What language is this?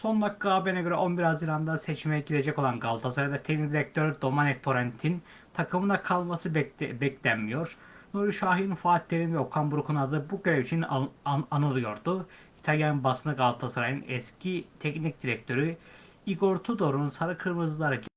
Turkish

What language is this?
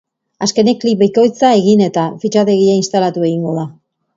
Basque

